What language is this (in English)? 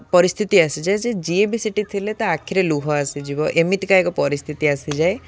Odia